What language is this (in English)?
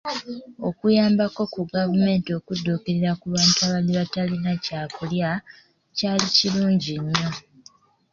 Ganda